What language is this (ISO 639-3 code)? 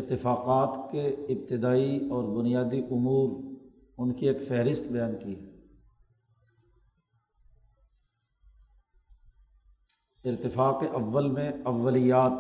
urd